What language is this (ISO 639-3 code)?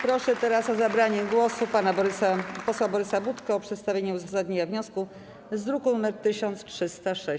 pol